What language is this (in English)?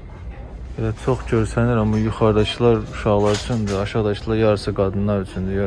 Turkish